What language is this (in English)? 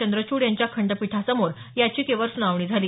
Marathi